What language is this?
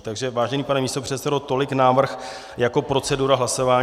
Czech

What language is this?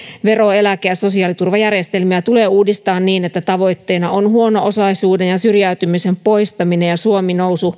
Finnish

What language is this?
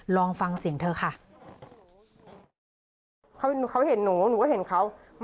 Thai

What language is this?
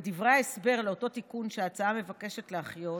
Hebrew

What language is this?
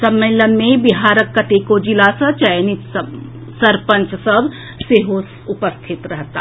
Maithili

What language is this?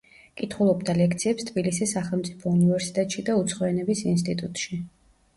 Georgian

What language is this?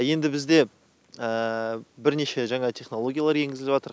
Kazakh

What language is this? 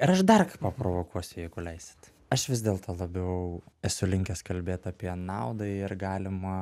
Lithuanian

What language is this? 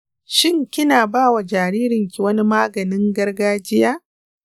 Hausa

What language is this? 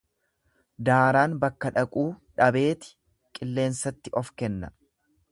Oromo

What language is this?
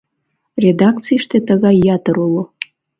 Mari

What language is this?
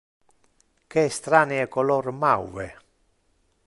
Interlingua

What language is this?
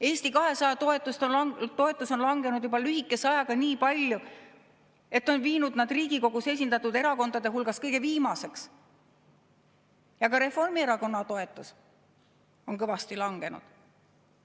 Estonian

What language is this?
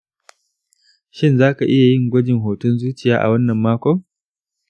Hausa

